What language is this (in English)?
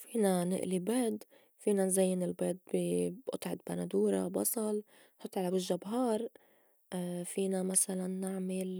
North Levantine Arabic